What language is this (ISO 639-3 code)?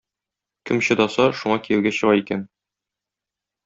tat